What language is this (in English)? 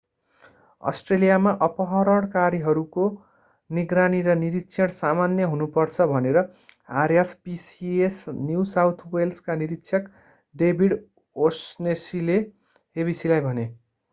Nepali